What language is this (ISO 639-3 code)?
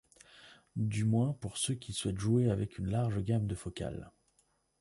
fra